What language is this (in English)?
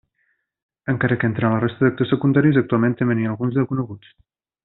Catalan